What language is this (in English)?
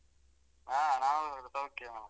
Kannada